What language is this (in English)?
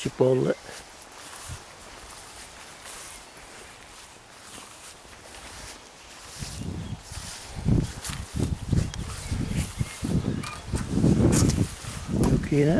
Italian